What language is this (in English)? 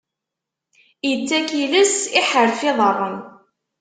Kabyle